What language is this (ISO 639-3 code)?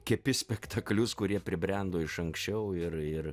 lit